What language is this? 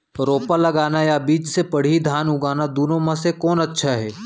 Chhattisgarhi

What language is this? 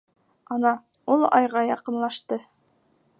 Bashkir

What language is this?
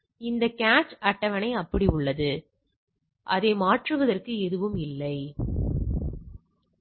Tamil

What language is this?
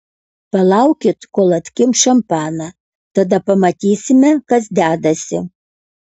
Lithuanian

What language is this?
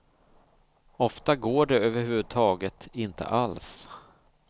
Swedish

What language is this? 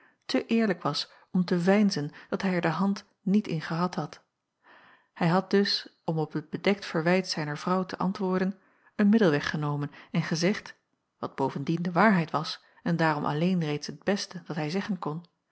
Dutch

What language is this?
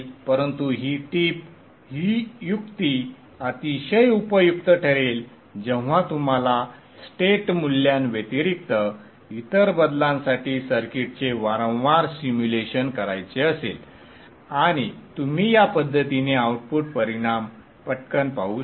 Marathi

